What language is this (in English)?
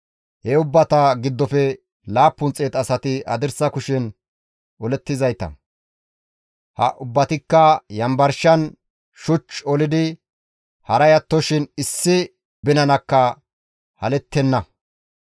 Gamo